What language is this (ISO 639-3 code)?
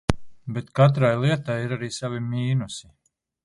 lav